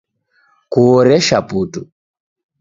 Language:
Taita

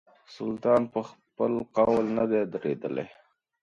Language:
Pashto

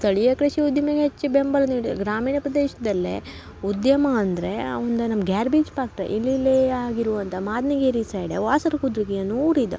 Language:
Kannada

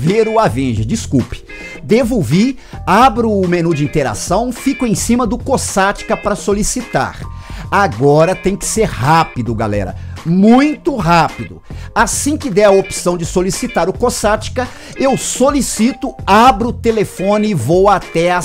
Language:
Portuguese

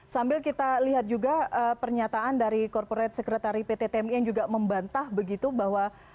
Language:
Indonesian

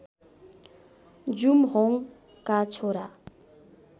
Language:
Nepali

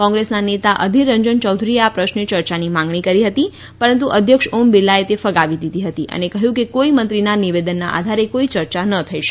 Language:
Gujarati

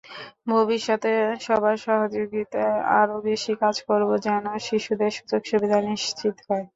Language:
Bangla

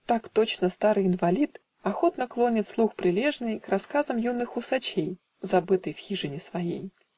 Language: Russian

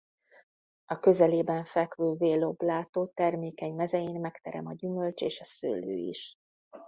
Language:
Hungarian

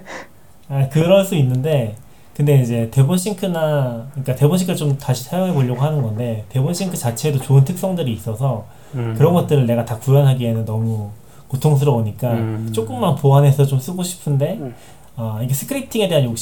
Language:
Korean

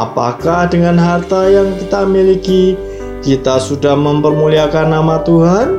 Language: Indonesian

